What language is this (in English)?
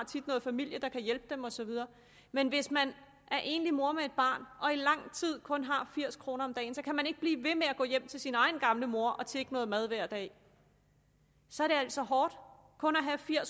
Danish